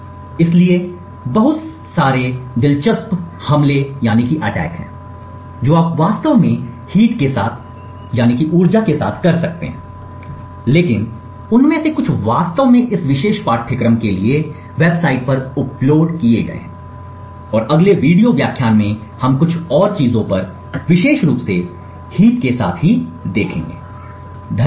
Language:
Hindi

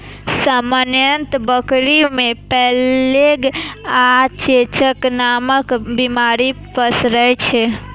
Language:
Maithili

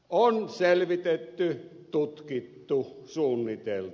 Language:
Finnish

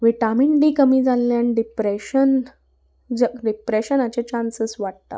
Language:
Konkani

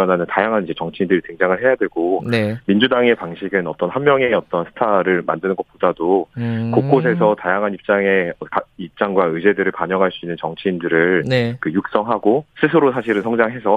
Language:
Korean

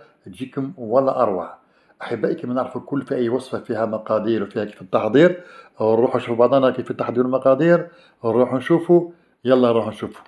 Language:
Arabic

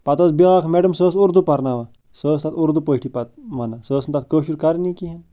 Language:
Kashmiri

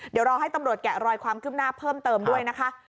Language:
Thai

